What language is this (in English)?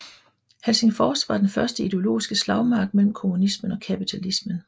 Danish